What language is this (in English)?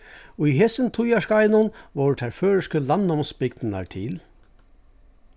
Faroese